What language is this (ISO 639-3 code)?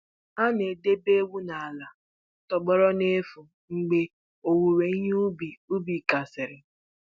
ibo